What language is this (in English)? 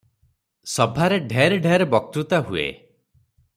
Odia